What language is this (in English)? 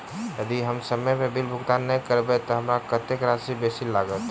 Maithili